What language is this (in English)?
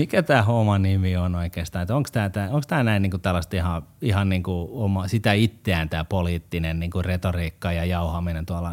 Finnish